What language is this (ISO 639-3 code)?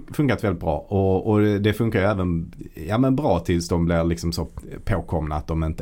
swe